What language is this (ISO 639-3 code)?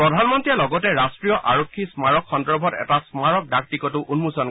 asm